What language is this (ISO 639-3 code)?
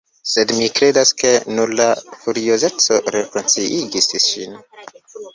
epo